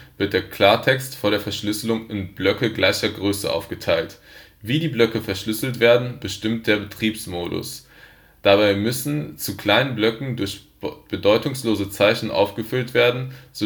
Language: German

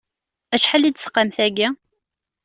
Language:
Kabyle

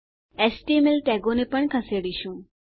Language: Gujarati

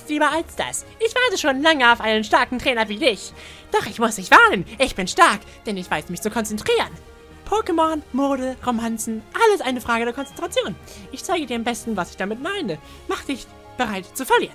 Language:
German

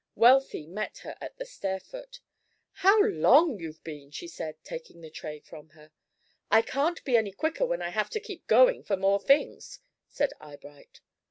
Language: English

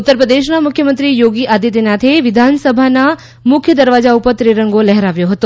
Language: Gujarati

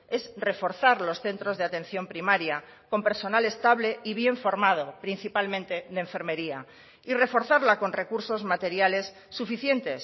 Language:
Spanish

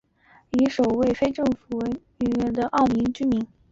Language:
Chinese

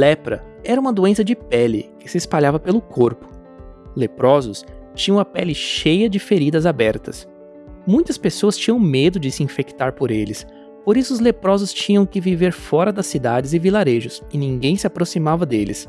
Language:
Portuguese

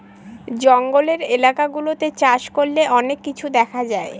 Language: Bangla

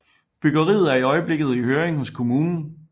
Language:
Danish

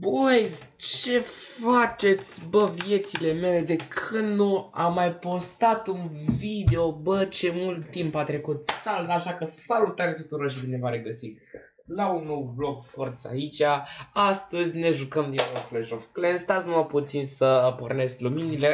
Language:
Romanian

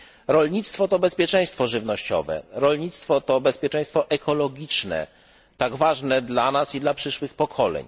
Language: Polish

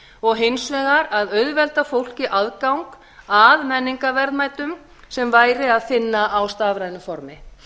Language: Icelandic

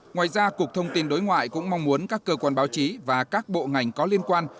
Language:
Vietnamese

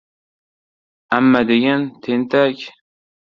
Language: Uzbek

